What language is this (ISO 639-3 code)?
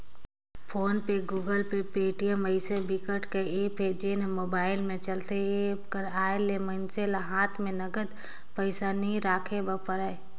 hne